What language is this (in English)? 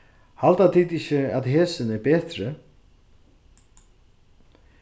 Faroese